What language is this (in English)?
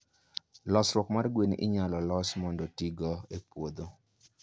Luo (Kenya and Tanzania)